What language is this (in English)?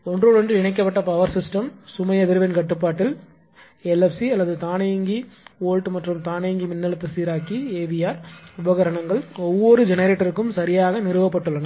Tamil